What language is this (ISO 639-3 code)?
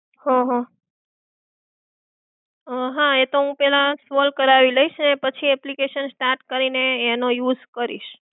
guj